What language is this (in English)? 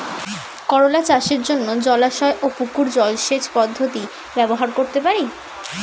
Bangla